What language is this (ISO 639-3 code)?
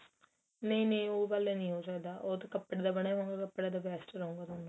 pan